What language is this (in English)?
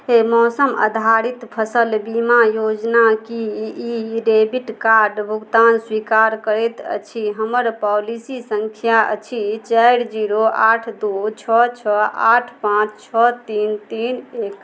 Maithili